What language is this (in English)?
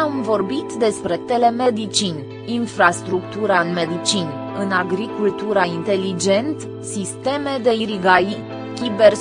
Romanian